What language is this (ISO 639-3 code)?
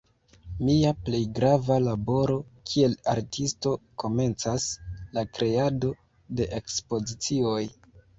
epo